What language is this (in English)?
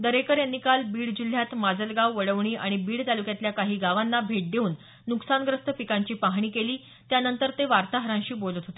Marathi